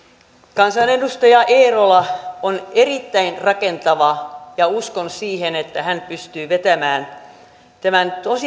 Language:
Finnish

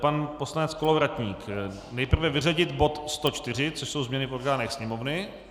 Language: Czech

